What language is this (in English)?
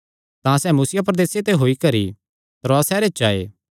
Kangri